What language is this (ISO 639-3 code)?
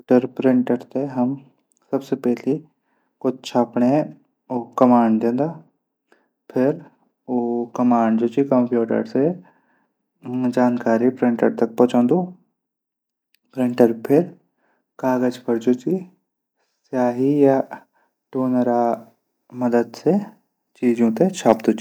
gbm